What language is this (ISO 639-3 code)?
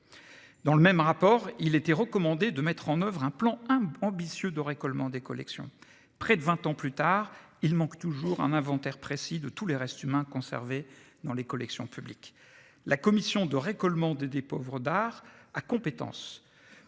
fra